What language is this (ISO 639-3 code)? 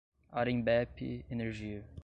por